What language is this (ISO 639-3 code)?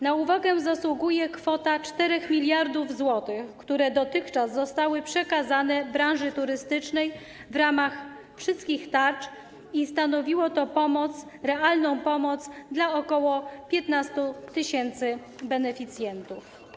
pol